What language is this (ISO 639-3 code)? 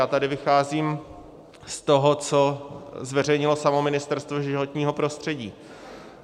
ces